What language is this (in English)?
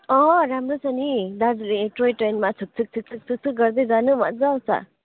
Nepali